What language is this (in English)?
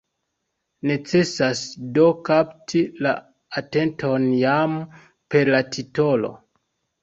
Esperanto